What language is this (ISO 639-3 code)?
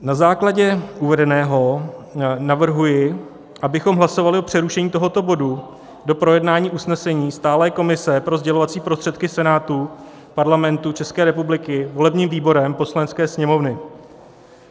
ces